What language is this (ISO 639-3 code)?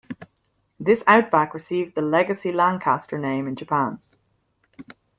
eng